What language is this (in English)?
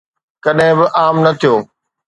Sindhi